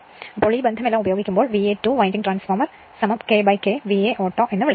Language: Malayalam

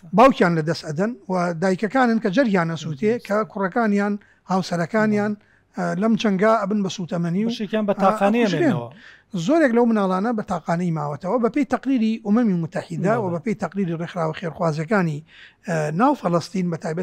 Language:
Arabic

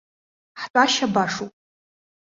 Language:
Abkhazian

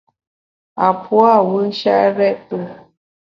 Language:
Bamun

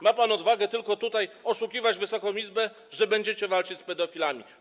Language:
Polish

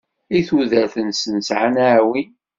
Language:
Kabyle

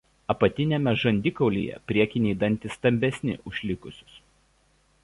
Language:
Lithuanian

